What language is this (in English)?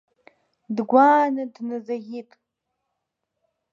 Abkhazian